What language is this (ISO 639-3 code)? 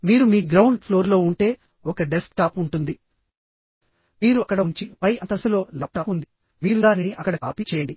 tel